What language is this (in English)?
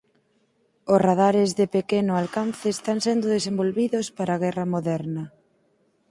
Galician